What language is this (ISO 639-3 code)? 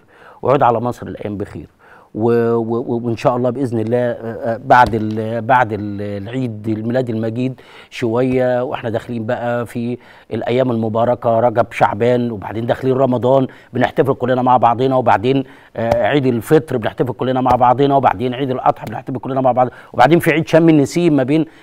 ara